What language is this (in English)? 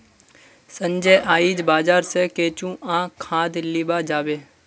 Magahi